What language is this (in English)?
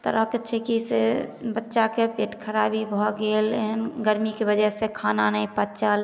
Maithili